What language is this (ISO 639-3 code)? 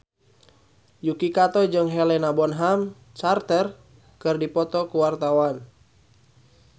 sun